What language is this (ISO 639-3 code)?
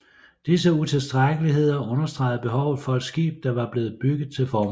dan